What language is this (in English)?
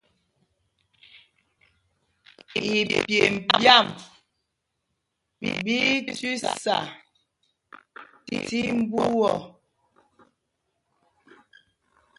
Mpumpong